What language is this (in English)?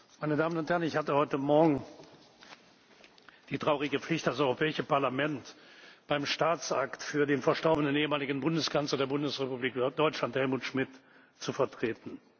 German